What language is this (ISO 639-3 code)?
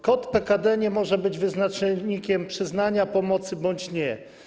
pol